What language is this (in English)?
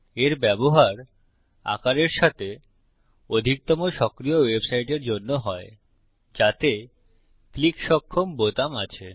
Bangla